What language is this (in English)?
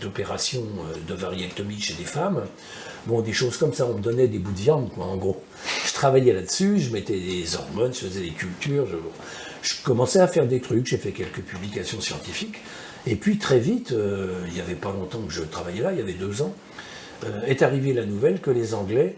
French